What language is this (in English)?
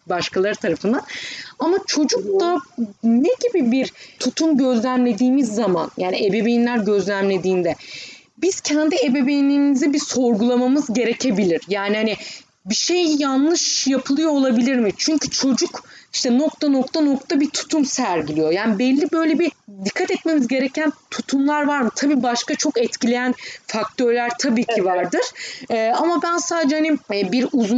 Turkish